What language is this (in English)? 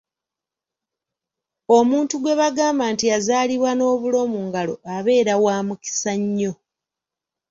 Ganda